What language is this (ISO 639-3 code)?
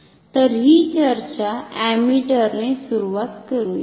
mar